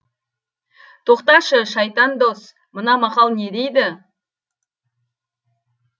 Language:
Kazakh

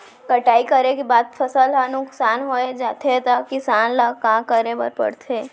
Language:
Chhattisgarhi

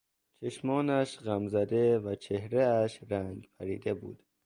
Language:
Persian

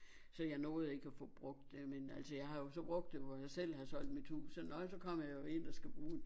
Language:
Danish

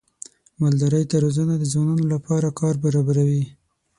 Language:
Pashto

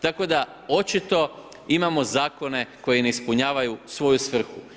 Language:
Croatian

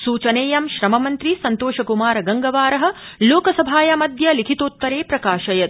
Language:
Sanskrit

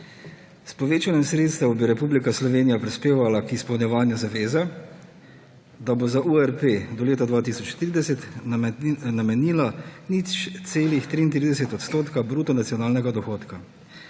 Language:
Slovenian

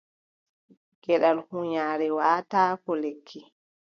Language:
Adamawa Fulfulde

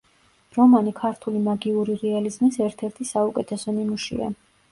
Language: Georgian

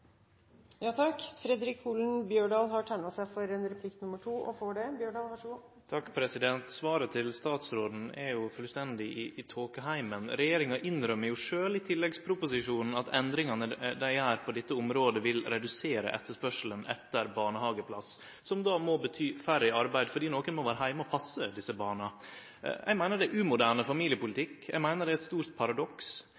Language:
Norwegian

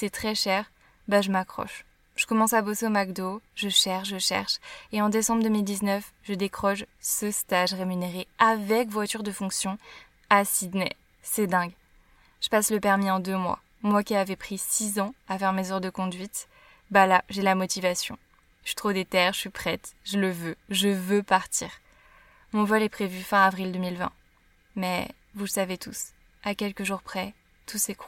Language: French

